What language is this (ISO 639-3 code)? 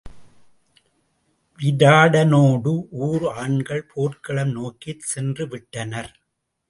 tam